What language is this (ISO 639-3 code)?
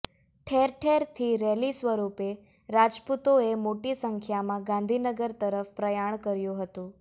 guj